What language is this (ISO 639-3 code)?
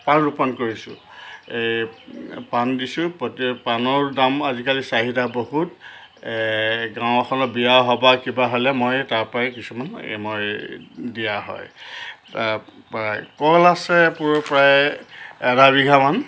asm